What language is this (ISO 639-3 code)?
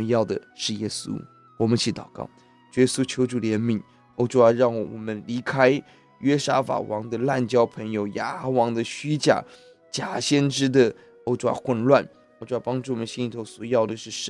zho